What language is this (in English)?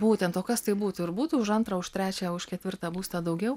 Lithuanian